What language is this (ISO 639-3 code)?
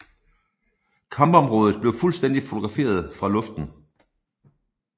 dan